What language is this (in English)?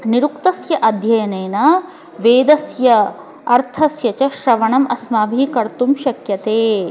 Sanskrit